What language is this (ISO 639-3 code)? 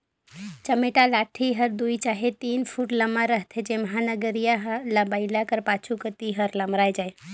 hne